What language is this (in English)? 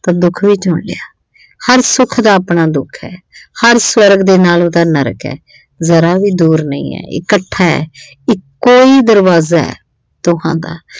Punjabi